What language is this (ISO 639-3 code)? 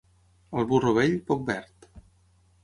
cat